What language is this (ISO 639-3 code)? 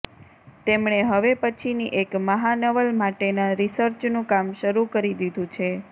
guj